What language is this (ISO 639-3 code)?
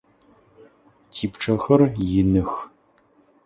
ady